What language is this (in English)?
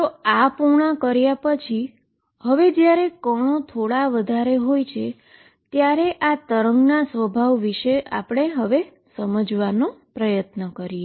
Gujarati